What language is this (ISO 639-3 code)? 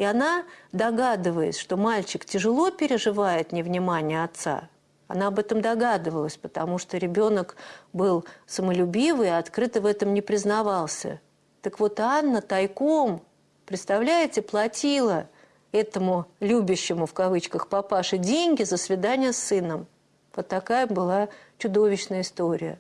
rus